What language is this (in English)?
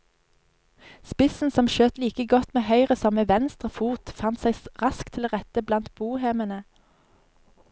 Norwegian